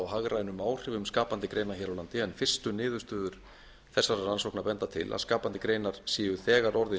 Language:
Icelandic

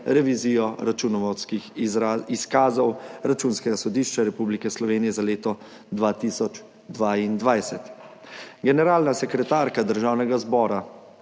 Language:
Slovenian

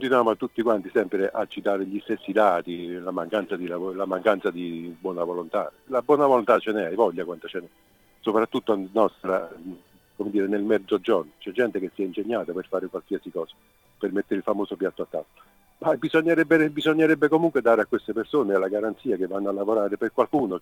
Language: Italian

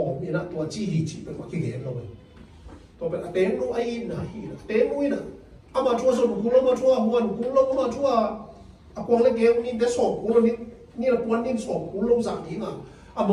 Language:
Thai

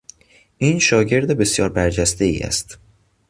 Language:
Persian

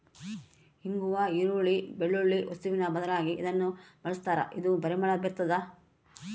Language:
Kannada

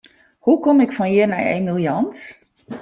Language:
Western Frisian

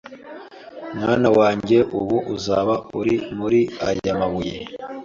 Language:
Kinyarwanda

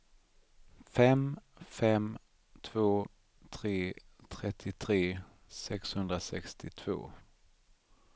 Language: Swedish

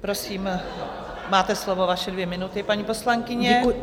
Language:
Czech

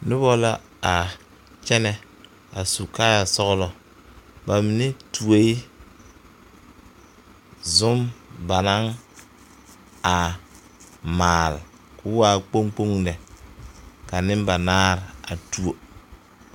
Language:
Southern Dagaare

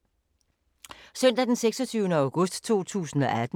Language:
Danish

